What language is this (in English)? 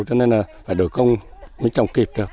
Vietnamese